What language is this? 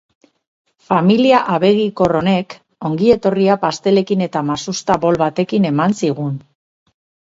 Basque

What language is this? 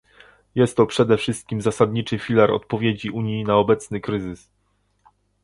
Polish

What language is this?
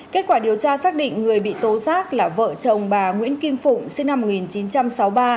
Vietnamese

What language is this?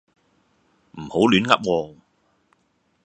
Cantonese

